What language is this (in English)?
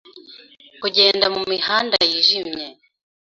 Kinyarwanda